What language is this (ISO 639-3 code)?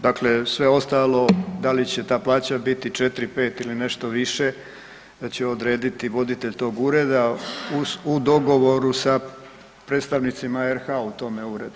hrv